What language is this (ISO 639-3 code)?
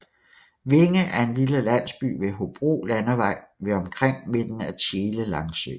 dan